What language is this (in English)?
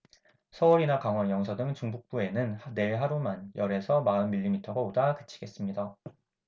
Korean